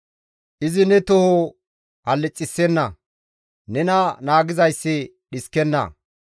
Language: Gamo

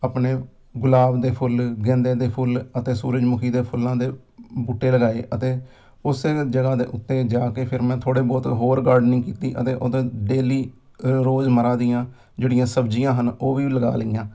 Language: Punjabi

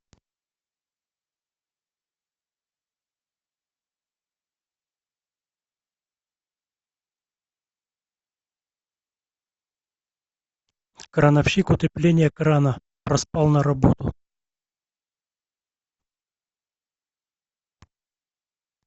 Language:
Russian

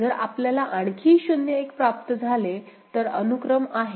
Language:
Marathi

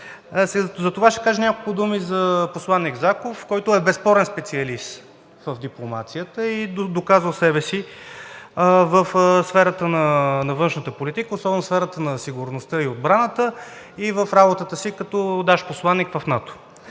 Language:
Bulgarian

